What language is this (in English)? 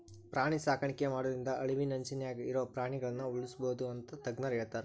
Kannada